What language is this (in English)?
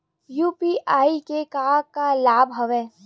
Chhattisgarhi